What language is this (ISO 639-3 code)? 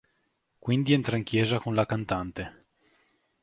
ita